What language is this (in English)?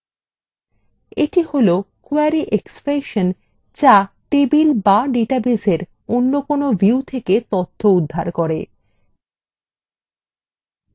Bangla